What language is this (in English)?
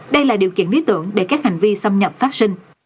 Vietnamese